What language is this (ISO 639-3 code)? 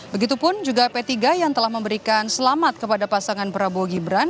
ind